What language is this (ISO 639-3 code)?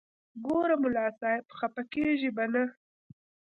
pus